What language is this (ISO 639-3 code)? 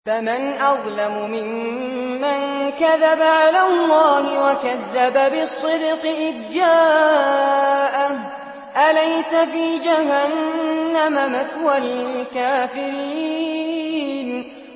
ara